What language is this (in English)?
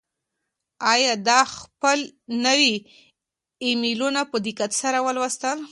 Pashto